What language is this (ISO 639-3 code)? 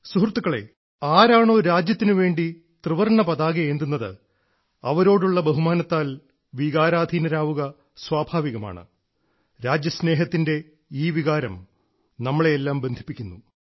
mal